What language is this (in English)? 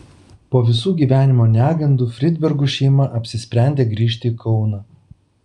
Lithuanian